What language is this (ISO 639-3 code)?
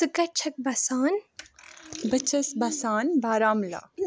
kas